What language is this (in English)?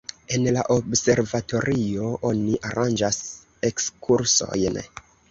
Esperanto